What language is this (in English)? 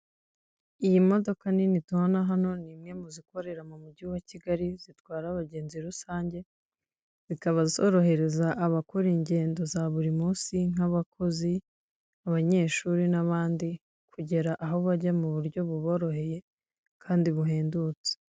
Kinyarwanda